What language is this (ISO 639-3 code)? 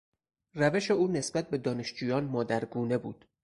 fas